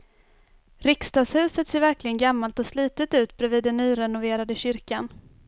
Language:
Swedish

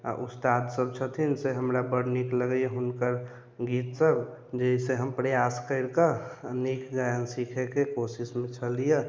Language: Maithili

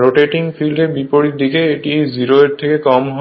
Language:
Bangla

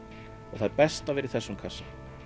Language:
Icelandic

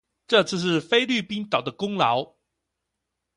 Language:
Chinese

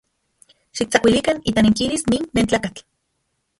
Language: Central Puebla Nahuatl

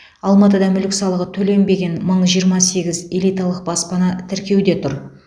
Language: Kazakh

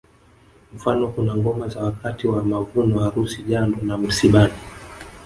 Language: Swahili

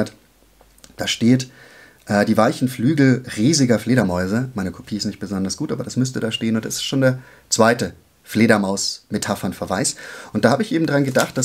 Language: German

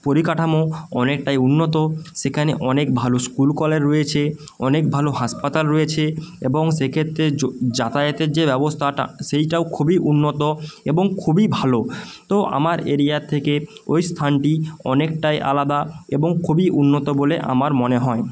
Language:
Bangla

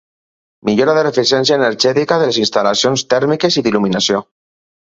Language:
Catalan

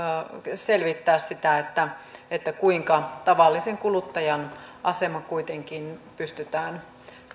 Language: Finnish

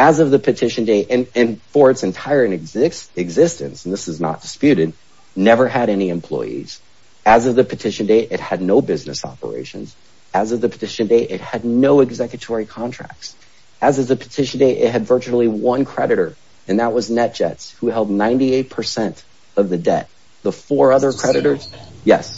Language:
English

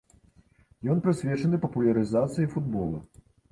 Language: Belarusian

